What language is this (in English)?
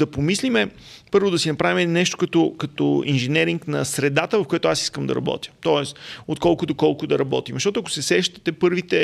Bulgarian